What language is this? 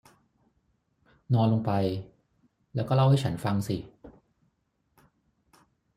Thai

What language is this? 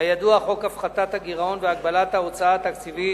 Hebrew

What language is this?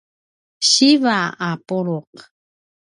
Paiwan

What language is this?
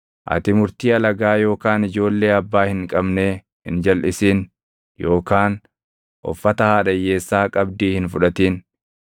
Oromo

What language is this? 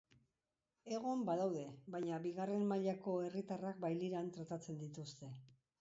Basque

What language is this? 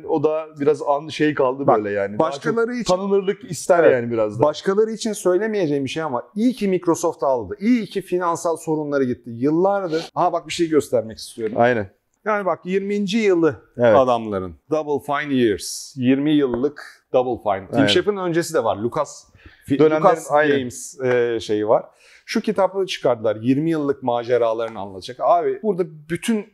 Turkish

